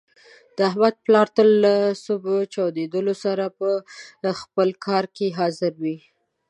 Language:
Pashto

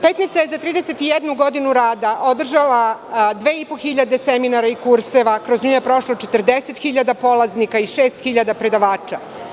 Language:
Serbian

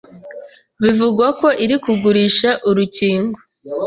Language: Kinyarwanda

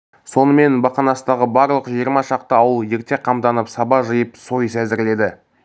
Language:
Kazakh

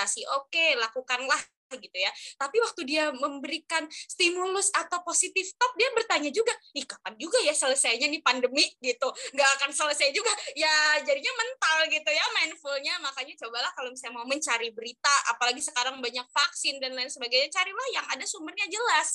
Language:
Indonesian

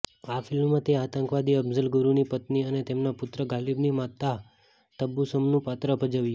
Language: Gujarati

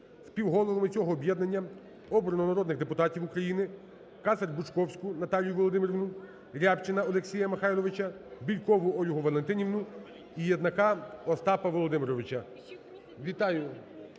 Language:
Ukrainian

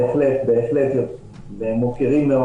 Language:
Hebrew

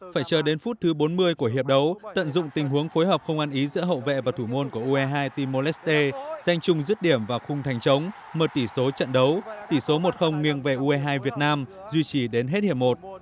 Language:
Vietnamese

